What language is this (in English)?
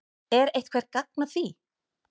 Icelandic